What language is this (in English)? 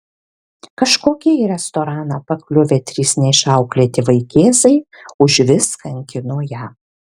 Lithuanian